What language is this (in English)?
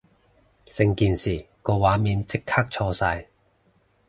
Cantonese